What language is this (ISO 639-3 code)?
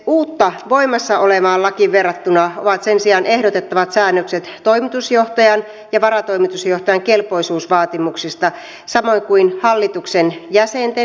fin